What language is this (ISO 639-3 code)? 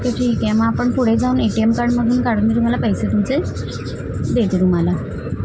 mar